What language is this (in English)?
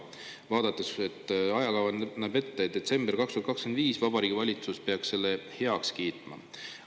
Estonian